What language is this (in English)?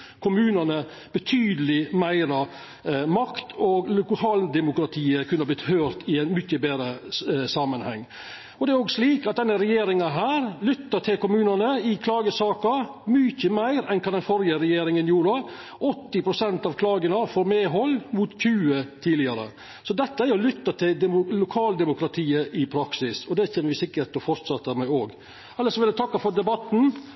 Norwegian Nynorsk